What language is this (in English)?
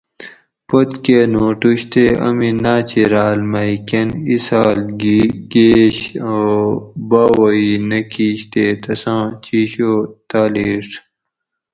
Gawri